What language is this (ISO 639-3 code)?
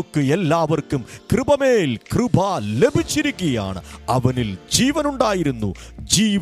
mal